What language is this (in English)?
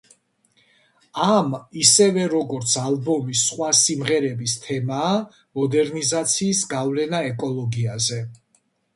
Georgian